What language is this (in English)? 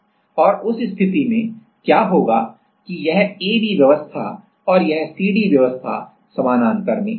Hindi